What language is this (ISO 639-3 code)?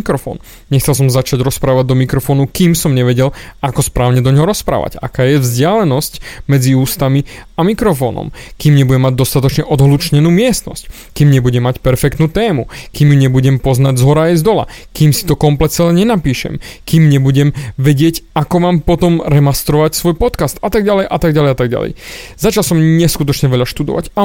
slk